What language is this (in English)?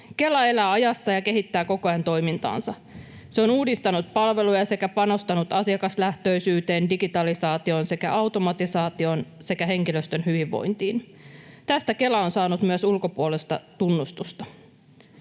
Finnish